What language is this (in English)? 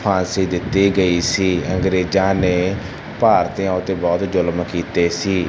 Punjabi